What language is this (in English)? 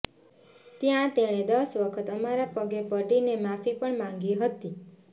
Gujarati